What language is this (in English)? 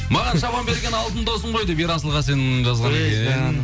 Kazakh